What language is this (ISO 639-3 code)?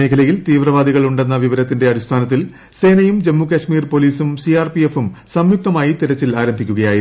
mal